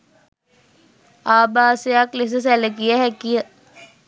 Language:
Sinhala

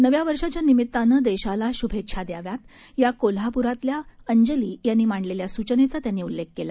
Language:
Marathi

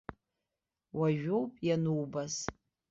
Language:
Abkhazian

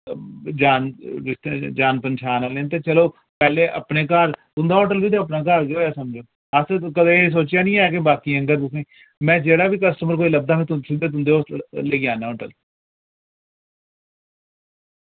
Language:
Dogri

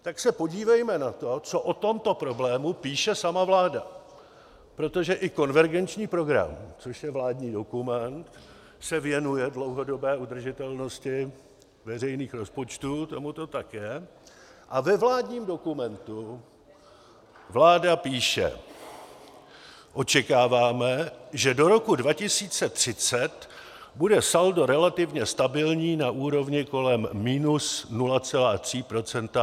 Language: Czech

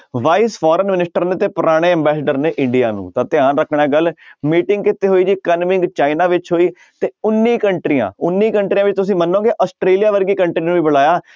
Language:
Punjabi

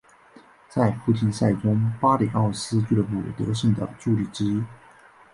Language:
Chinese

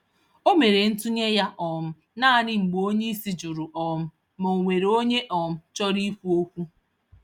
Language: Igbo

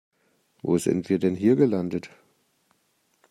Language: German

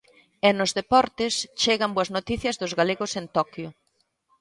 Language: Galician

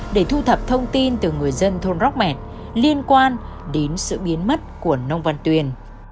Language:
Vietnamese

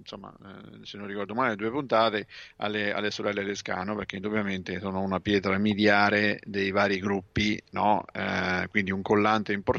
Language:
Italian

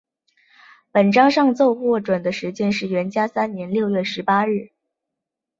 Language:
Chinese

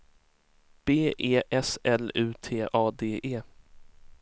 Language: Swedish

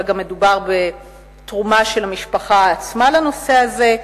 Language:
Hebrew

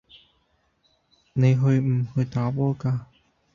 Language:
Cantonese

